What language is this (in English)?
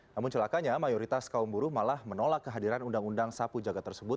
Indonesian